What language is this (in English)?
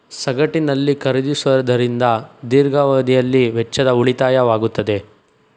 Kannada